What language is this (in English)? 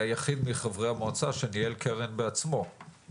Hebrew